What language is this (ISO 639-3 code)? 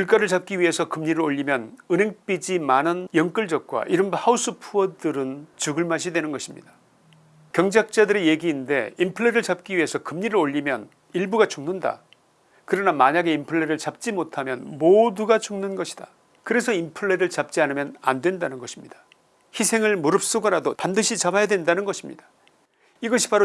kor